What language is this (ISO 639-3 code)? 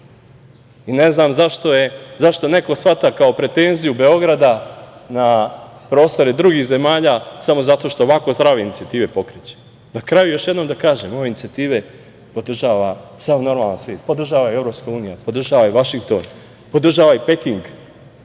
srp